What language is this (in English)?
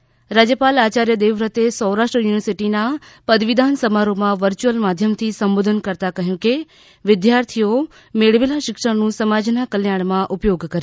Gujarati